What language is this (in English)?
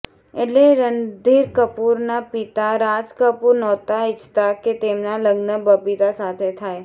Gujarati